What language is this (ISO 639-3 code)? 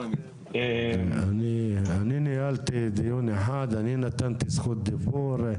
heb